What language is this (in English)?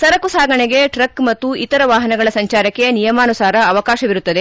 Kannada